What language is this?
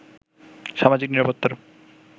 Bangla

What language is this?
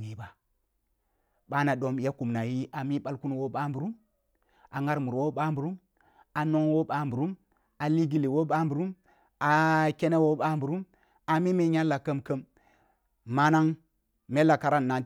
Kulung (Nigeria)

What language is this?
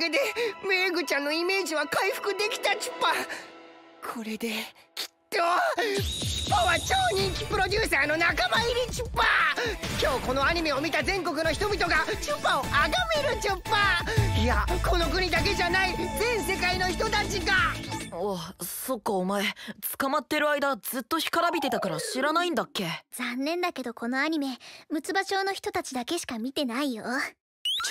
Japanese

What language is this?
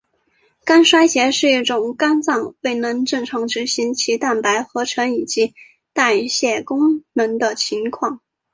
Chinese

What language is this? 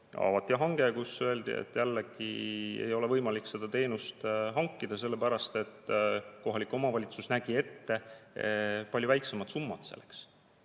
Estonian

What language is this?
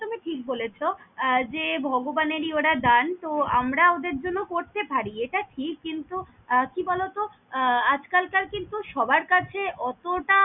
Bangla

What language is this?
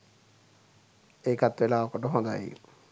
Sinhala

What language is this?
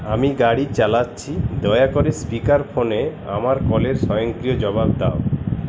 Bangla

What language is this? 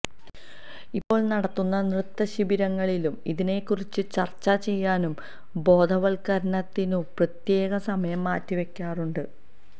Malayalam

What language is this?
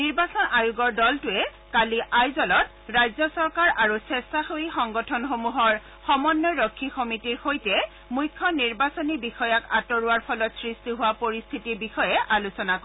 Assamese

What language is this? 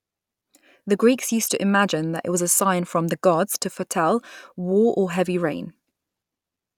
English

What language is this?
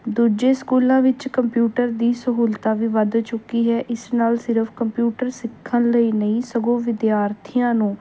Punjabi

